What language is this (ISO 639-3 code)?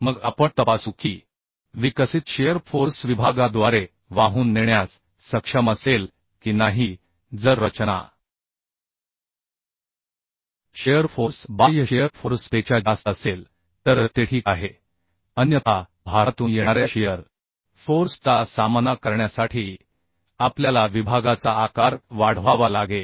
mar